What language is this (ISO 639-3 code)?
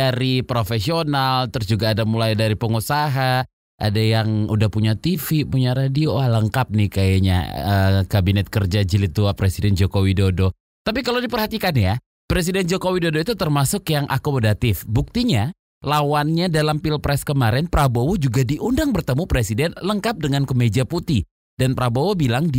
ind